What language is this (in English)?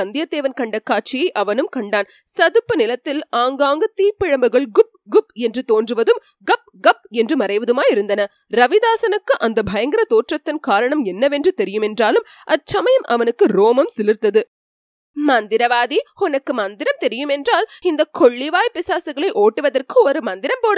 Tamil